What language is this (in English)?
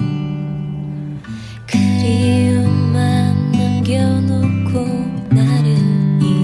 Korean